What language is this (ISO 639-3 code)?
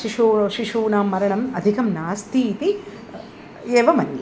san